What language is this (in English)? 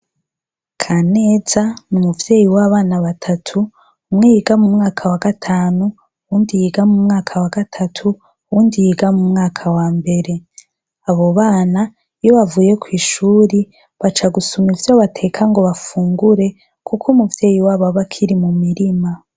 Rundi